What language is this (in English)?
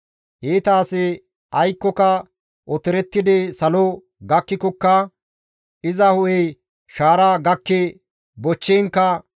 Gamo